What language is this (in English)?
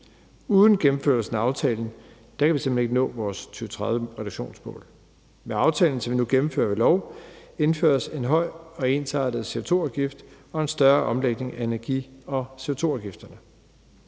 Danish